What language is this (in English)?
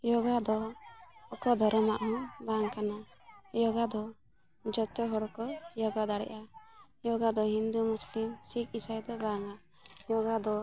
Santali